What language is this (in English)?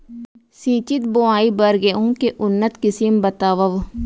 Chhattisgarhi